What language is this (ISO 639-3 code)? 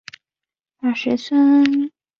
zho